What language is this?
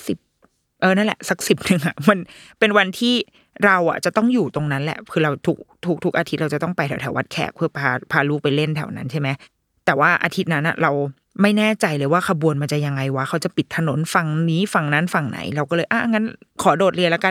Thai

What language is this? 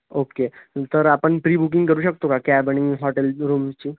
Marathi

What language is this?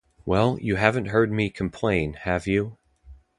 English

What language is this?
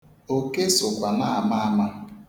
Igbo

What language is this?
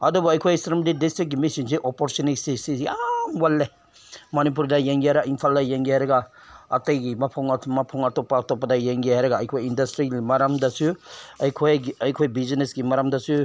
Manipuri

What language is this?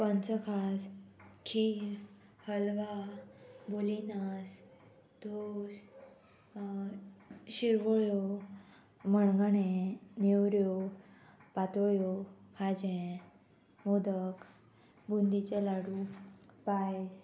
Konkani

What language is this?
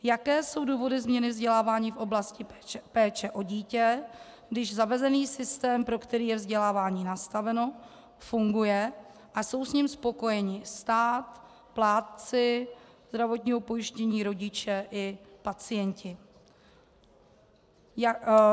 Czech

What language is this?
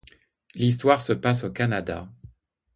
French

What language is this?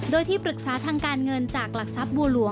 Thai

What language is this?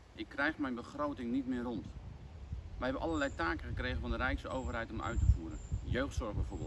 Dutch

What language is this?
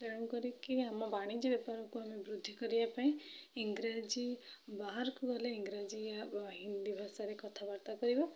Odia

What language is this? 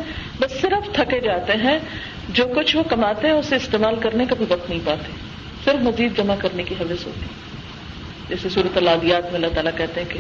Urdu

